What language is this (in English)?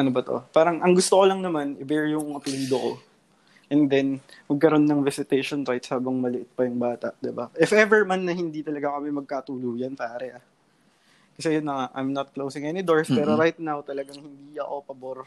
Filipino